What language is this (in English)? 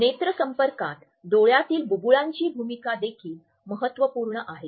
Marathi